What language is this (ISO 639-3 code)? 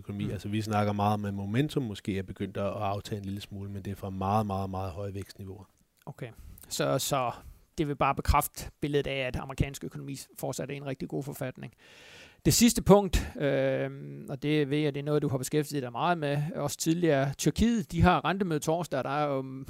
dan